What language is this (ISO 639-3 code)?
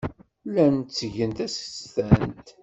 kab